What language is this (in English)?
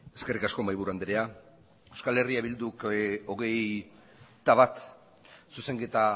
Basque